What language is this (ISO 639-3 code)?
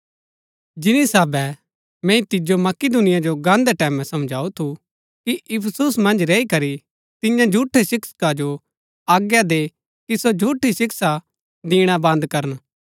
gbk